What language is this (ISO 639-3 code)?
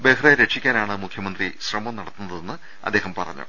mal